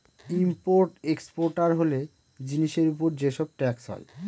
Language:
Bangla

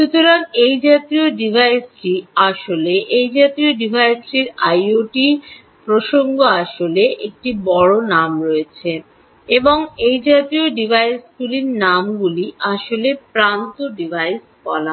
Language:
Bangla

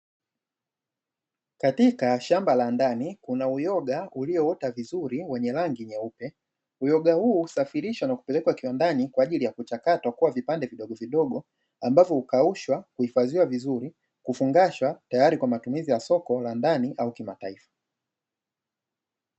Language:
Swahili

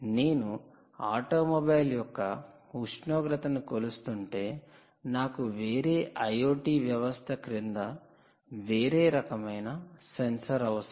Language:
Telugu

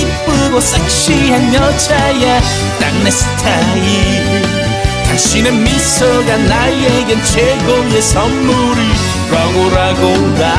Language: Korean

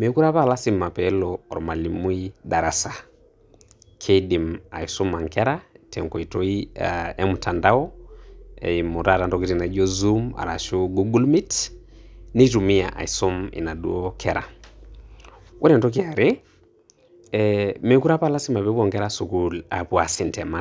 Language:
Masai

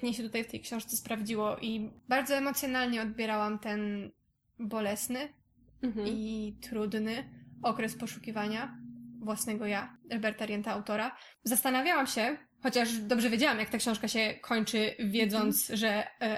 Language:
Polish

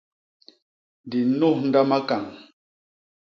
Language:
Basaa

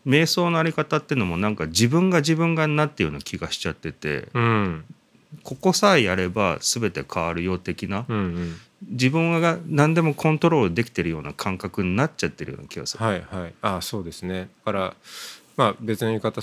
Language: Japanese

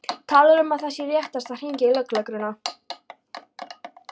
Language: Icelandic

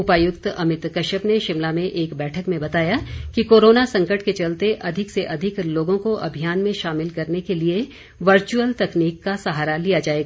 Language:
Hindi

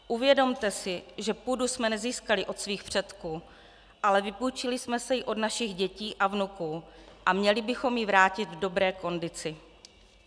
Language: Czech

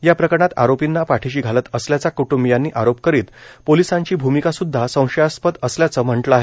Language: Marathi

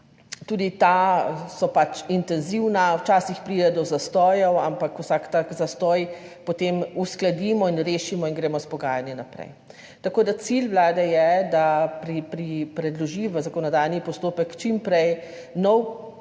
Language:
Slovenian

